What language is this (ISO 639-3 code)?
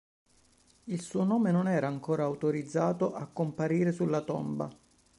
ita